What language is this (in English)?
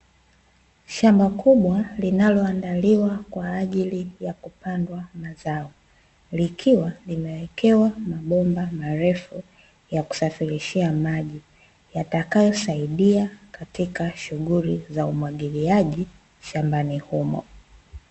Swahili